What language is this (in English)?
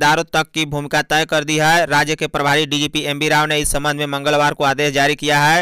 Hindi